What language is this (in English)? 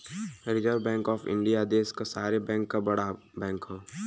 Bhojpuri